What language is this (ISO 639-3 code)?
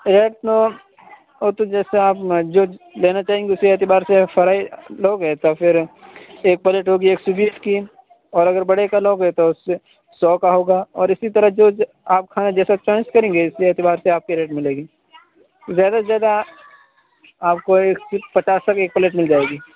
urd